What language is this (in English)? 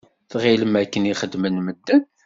Kabyle